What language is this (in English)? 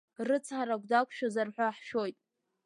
Abkhazian